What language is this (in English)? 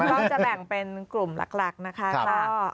Thai